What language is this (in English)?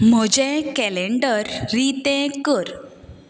Konkani